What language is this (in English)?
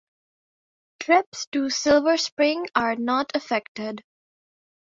English